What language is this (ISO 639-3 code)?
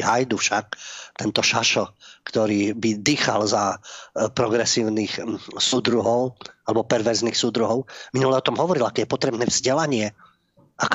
slk